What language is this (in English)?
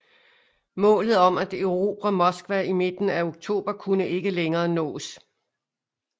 Danish